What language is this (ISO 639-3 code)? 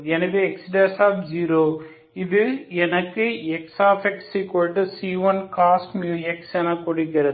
tam